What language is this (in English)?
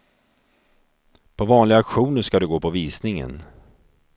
Swedish